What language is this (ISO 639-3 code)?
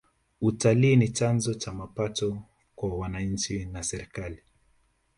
swa